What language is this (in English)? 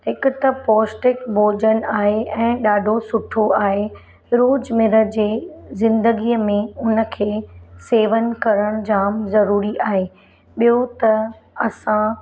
Sindhi